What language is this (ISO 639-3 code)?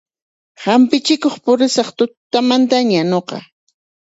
qxp